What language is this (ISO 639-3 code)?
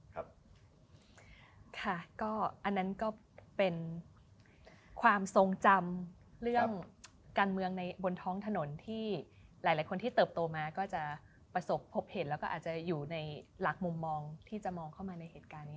tha